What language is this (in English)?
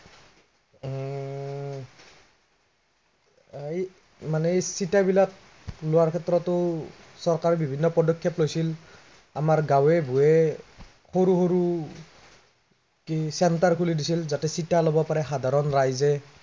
Assamese